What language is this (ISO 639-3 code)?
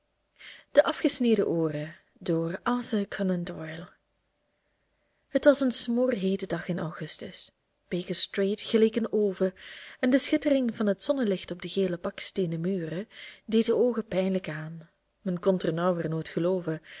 nld